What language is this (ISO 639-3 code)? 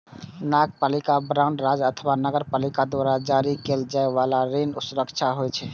mai